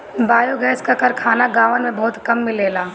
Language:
Bhojpuri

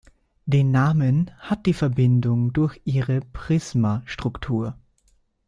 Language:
German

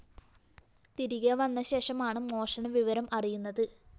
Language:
Malayalam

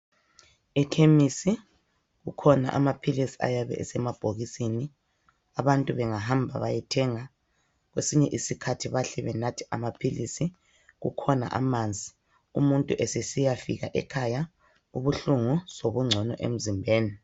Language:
North Ndebele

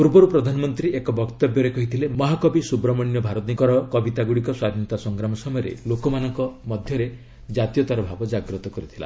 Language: Odia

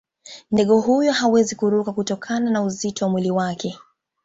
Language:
Swahili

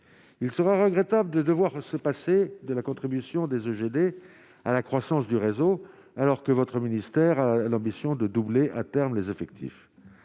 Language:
French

